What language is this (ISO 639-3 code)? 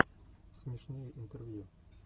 rus